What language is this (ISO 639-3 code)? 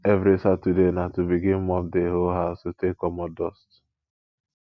pcm